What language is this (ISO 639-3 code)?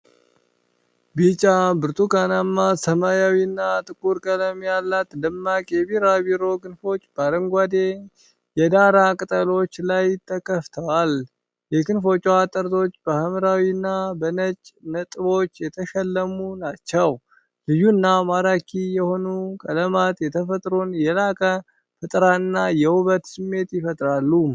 amh